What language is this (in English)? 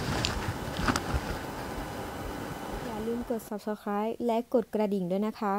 Thai